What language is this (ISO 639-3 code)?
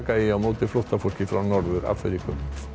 isl